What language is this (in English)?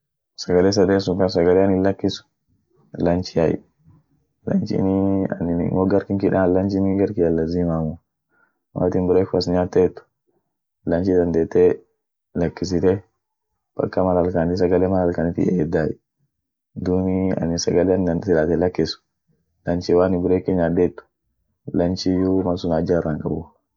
Orma